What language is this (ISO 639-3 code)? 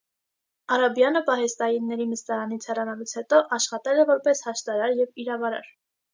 hye